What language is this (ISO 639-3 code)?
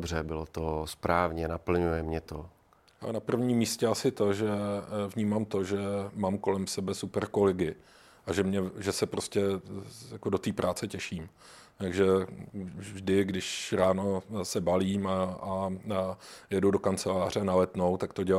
ces